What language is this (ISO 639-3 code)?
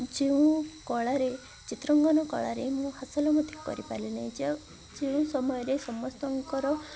ori